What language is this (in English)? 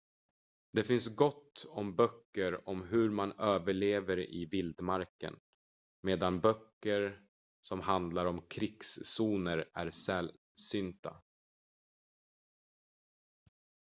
Swedish